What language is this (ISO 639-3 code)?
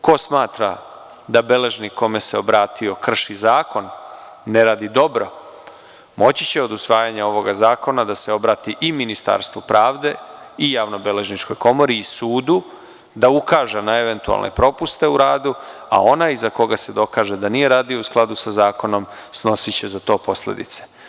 srp